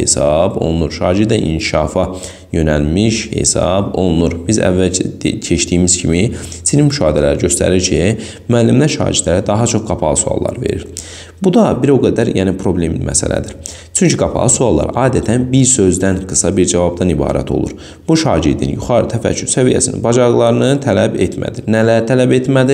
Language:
Turkish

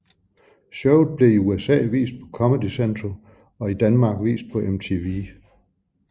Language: Danish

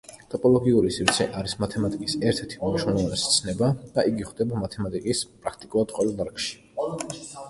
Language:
Georgian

